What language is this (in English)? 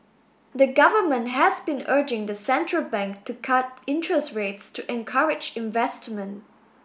English